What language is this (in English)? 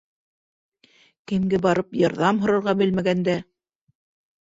Bashkir